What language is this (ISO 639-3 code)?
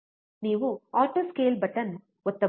kan